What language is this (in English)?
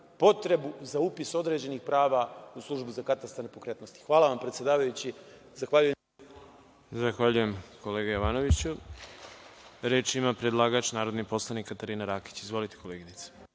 Serbian